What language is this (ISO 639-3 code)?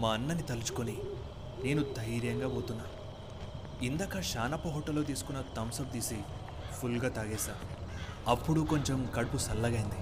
tel